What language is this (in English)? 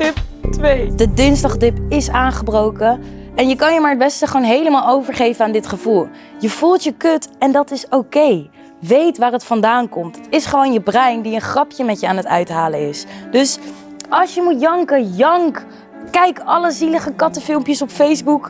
Dutch